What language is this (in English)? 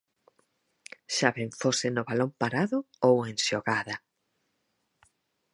Galician